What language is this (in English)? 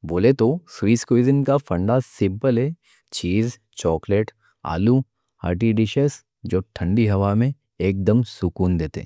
Deccan